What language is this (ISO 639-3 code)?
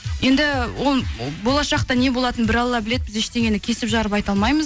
kaz